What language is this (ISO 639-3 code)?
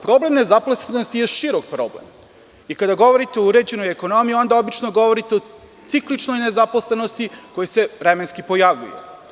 srp